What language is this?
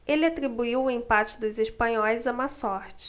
Portuguese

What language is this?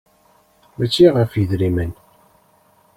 Kabyle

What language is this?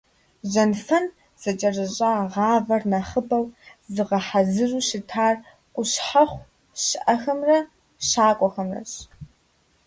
Kabardian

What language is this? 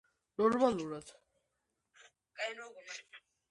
Georgian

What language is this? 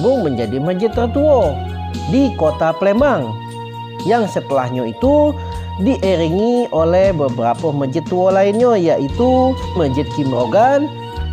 Indonesian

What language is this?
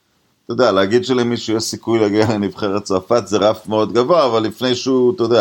Hebrew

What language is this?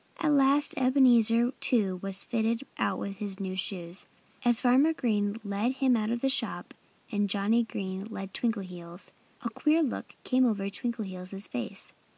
English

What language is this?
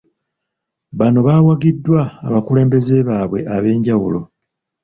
Ganda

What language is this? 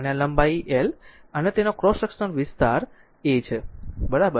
Gujarati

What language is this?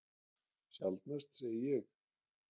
Icelandic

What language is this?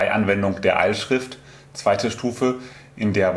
German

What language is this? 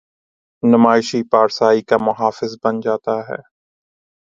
Urdu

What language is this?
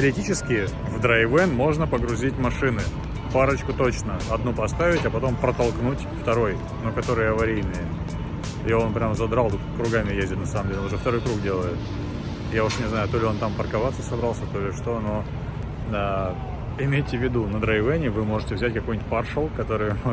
Russian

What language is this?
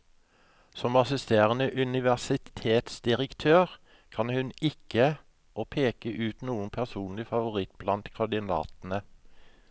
Norwegian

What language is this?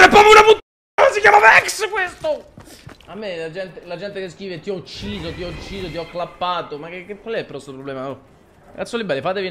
Italian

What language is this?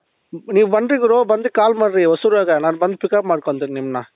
Kannada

